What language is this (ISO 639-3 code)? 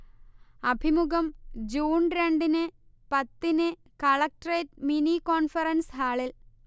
mal